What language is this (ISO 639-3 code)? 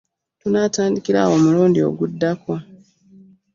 lug